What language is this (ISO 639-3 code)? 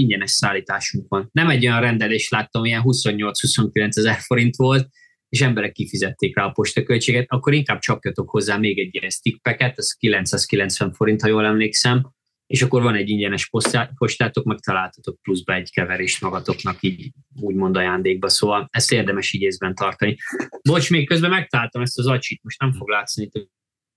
hun